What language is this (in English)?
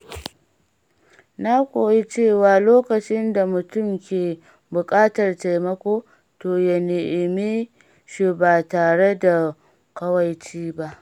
Hausa